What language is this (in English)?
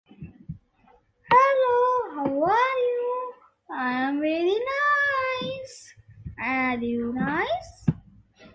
English